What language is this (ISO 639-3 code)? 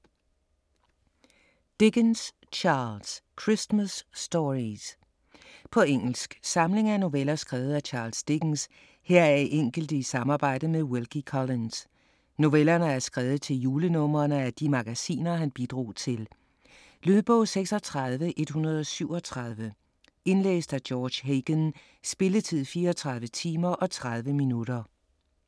dan